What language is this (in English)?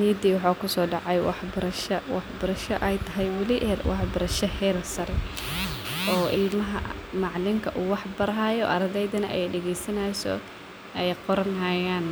Somali